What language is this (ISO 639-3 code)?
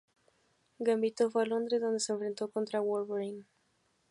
spa